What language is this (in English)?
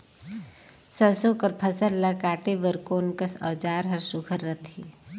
Chhattisgarhi